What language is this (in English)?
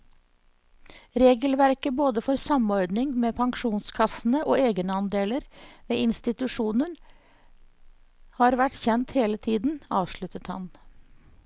Norwegian